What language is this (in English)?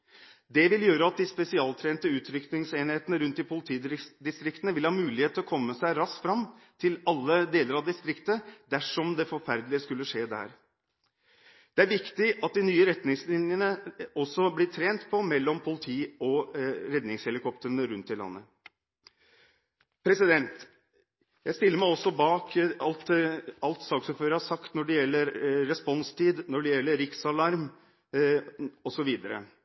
Norwegian Bokmål